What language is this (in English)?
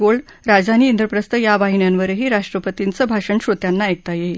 Marathi